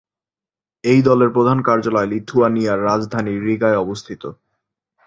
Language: Bangla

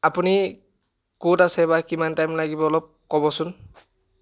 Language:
Assamese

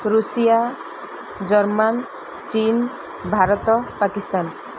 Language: Odia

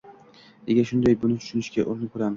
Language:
Uzbek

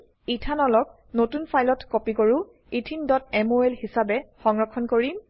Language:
Assamese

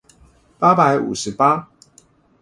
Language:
Chinese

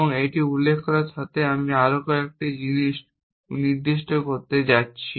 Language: Bangla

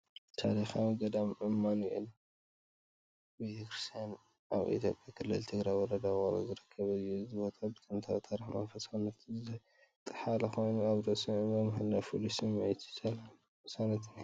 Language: Tigrinya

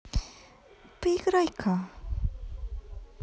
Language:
Russian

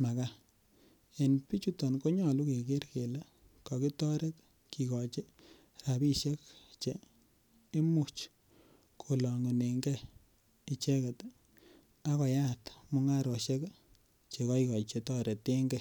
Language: Kalenjin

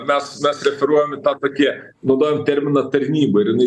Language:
Lithuanian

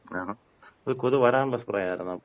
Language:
Malayalam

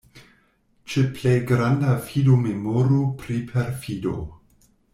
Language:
Esperanto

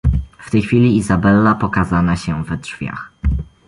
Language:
Polish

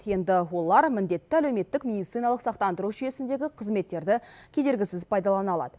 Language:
Kazakh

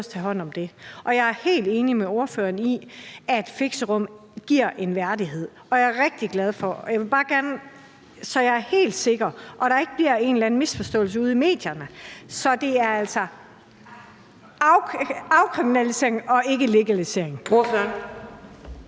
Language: Danish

